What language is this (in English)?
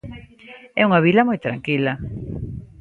Galician